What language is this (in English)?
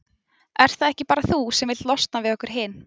Icelandic